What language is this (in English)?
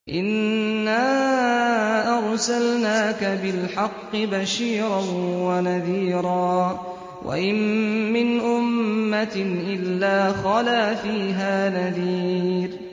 Arabic